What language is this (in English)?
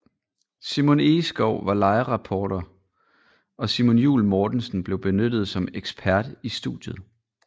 Danish